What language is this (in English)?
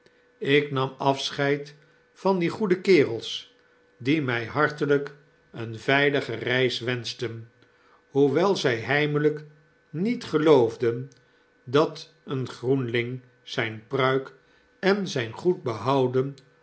Dutch